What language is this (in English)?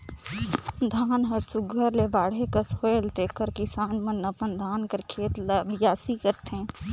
Chhattisgarhi